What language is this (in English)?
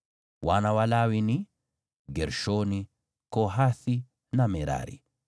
Swahili